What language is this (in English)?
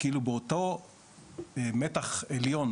Hebrew